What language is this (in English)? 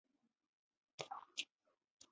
Chinese